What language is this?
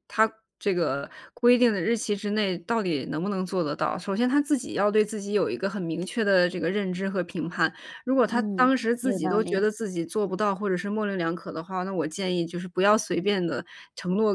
Chinese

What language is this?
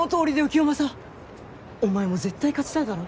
Japanese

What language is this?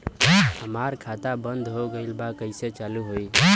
Bhojpuri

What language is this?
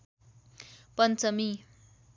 Nepali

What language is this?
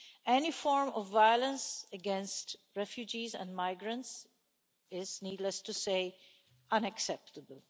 English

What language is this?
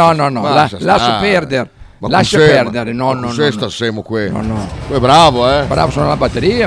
Italian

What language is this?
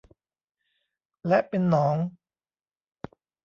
Thai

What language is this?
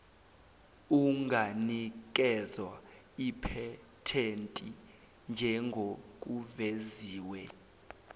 Zulu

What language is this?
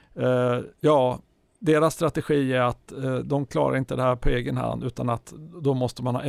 Swedish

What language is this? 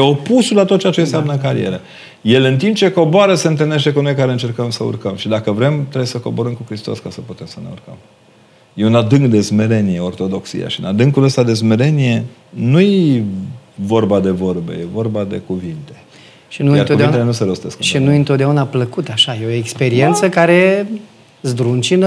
Romanian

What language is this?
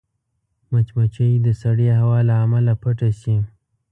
Pashto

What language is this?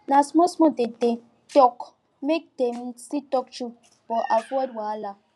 Nigerian Pidgin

